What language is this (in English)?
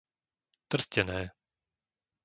Slovak